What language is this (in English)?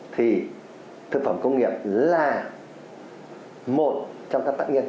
Vietnamese